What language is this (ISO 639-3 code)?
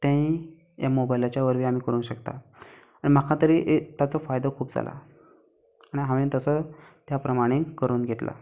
kok